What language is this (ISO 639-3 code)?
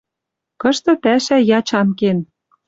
mrj